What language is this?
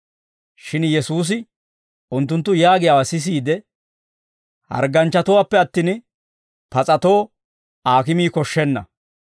Dawro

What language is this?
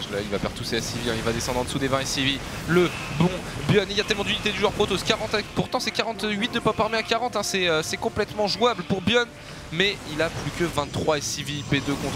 French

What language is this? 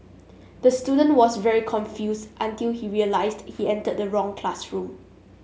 English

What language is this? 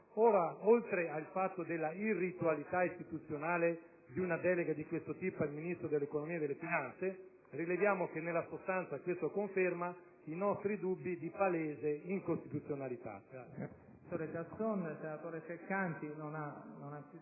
Italian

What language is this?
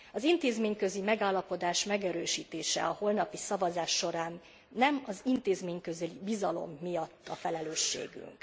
Hungarian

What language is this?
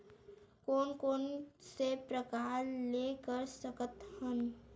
Chhattisgarhi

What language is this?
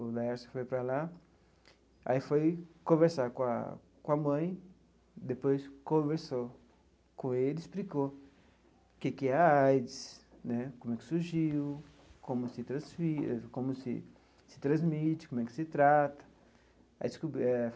Portuguese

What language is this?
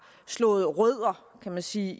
Danish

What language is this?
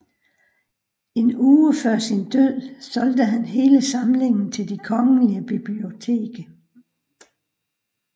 Danish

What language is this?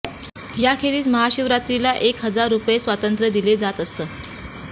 Marathi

